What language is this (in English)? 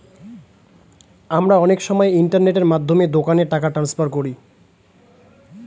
Bangla